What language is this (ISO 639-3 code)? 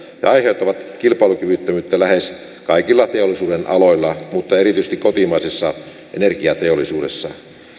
fin